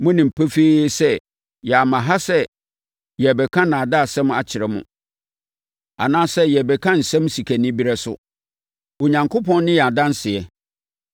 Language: Akan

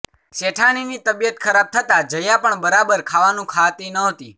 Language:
Gujarati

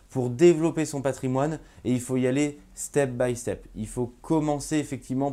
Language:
French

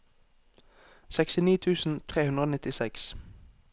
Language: Norwegian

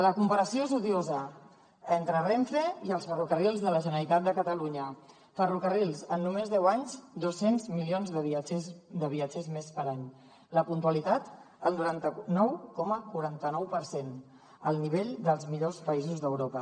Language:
Catalan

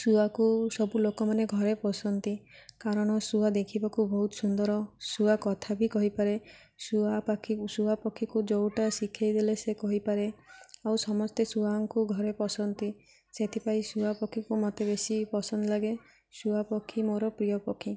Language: Odia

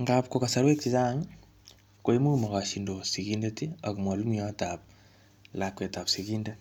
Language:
Kalenjin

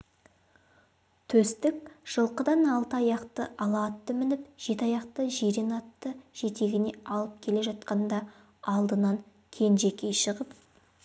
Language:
Kazakh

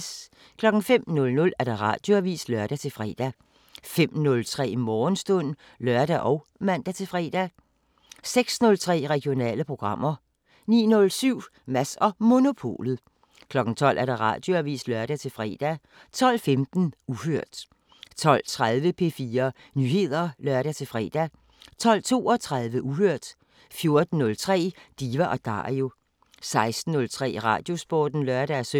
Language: Danish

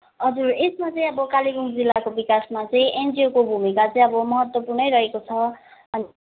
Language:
Nepali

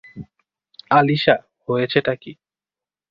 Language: Bangla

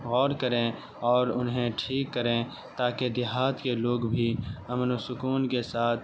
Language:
Urdu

